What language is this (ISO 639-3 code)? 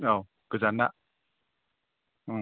brx